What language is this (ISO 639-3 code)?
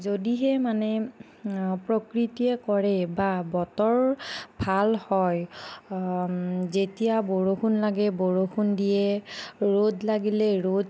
asm